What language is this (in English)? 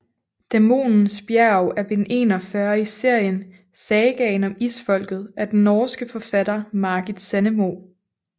Danish